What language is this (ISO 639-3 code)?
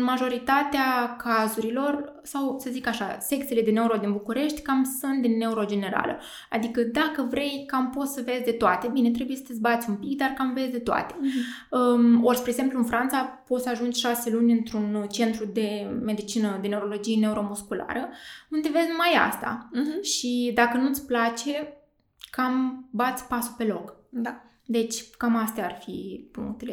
ron